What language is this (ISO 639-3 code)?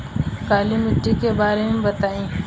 bho